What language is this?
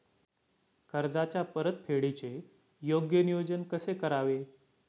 Marathi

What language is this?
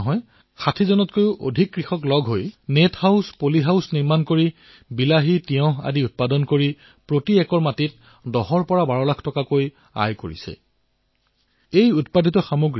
Assamese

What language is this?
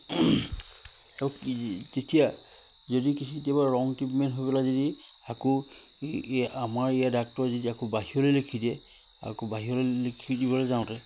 Assamese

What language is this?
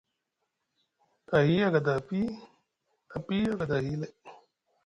Musgu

